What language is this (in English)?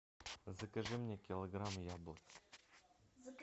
Russian